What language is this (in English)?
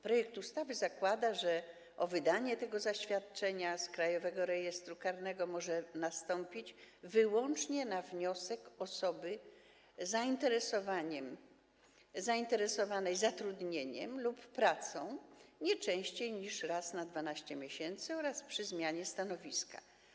Polish